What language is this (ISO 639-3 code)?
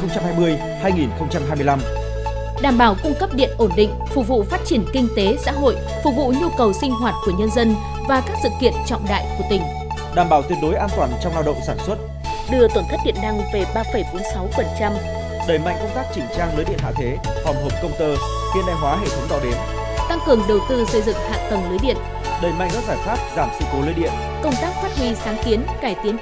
vie